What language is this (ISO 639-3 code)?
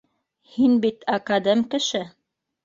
bak